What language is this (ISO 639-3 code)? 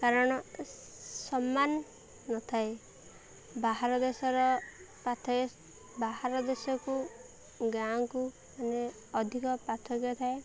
ori